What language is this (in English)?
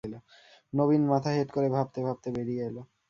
Bangla